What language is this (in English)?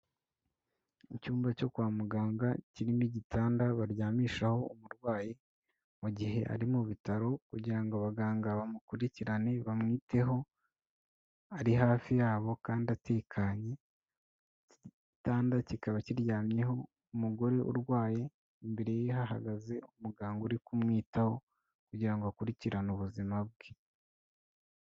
Kinyarwanda